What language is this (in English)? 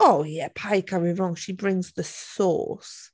Welsh